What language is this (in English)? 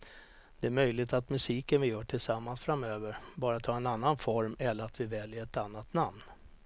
Swedish